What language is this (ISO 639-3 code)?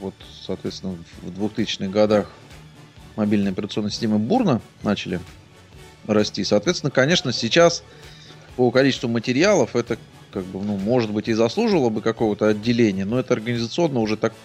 rus